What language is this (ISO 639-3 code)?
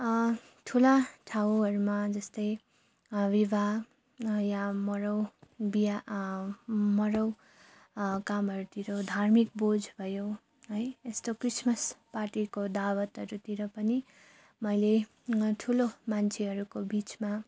nep